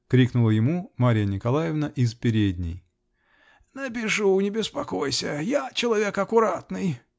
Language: Russian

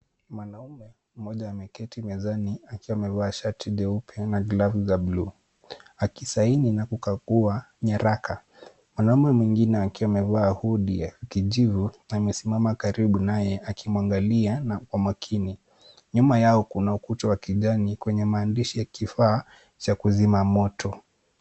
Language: Swahili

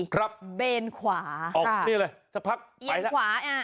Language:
Thai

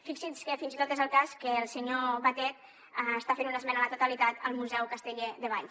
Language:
Catalan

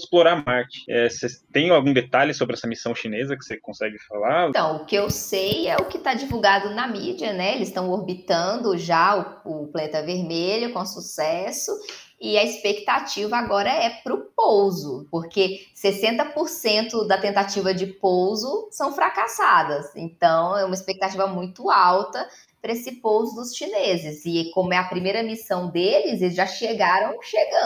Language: Portuguese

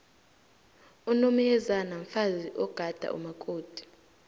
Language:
South Ndebele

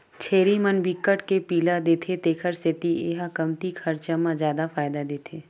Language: Chhattisgarhi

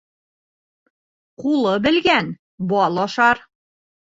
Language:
Bashkir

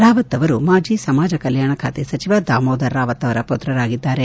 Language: Kannada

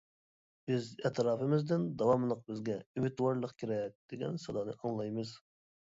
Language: Uyghur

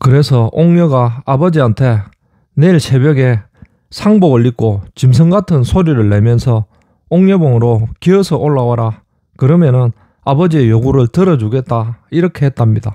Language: Korean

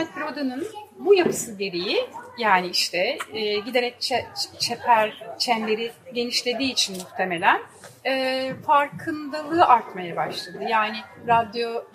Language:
Turkish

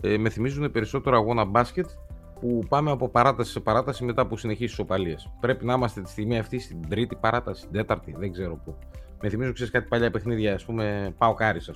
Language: Greek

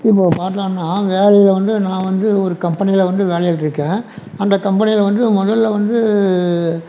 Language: Tamil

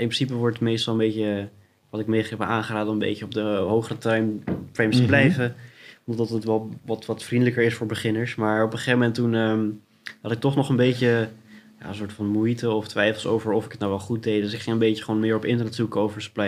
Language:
Dutch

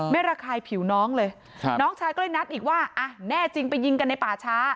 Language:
Thai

